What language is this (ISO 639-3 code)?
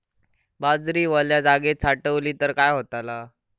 mar